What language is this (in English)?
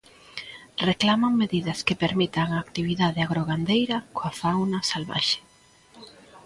Galician